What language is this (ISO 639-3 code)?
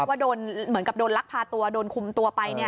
tha